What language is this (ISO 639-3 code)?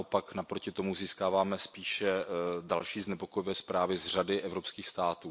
ces